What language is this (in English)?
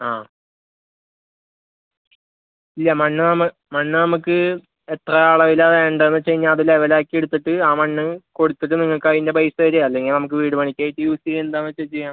Malayalam